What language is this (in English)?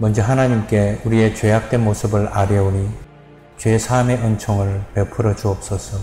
Korean